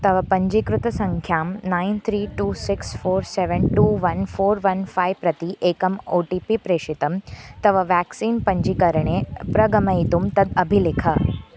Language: Sanskrit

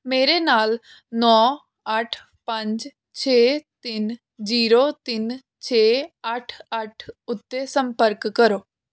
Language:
Punjabi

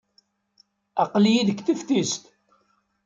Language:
Kabyle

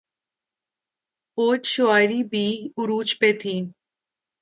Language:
Urdu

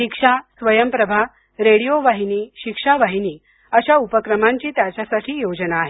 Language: Marathi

